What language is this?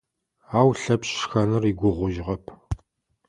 Adyghe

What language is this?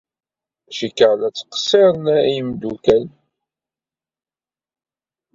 Kabyle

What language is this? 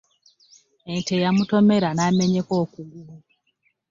Ganda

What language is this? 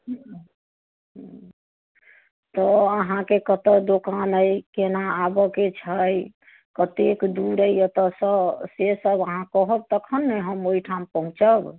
Maithili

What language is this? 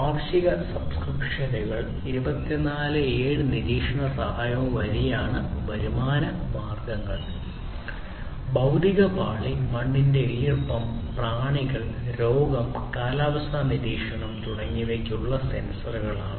Malayalam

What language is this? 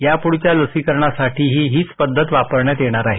Marathi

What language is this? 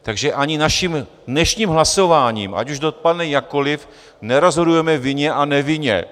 Czech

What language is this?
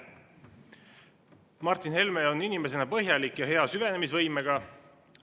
Estonian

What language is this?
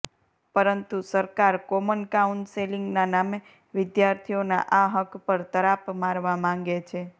Gujarati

